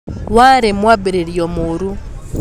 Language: Kikuyu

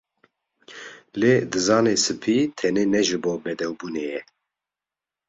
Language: Kurdish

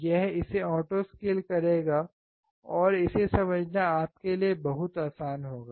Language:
Hindi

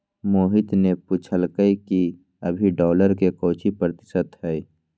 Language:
Magahi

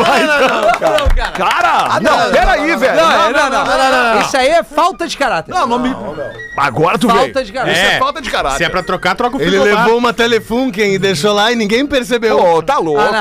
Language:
Portuguese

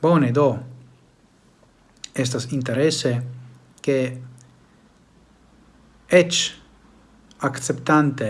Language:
Italian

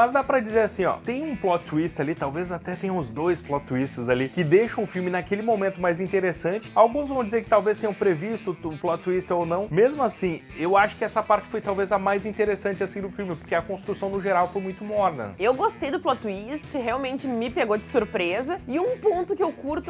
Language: Portuguese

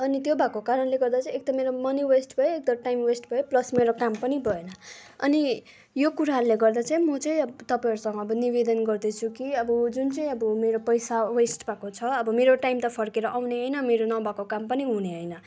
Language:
Nepali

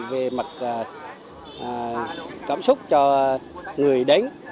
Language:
Vietnamese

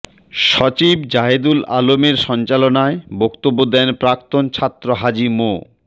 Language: Bangla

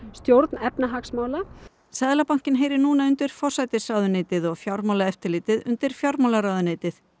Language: Icelandic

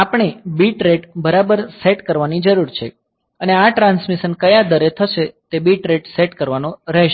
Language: Gujarati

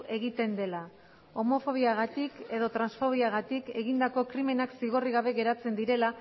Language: Basque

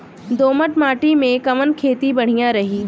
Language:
Bhojpuri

